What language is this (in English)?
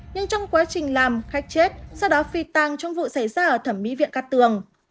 Vietnamese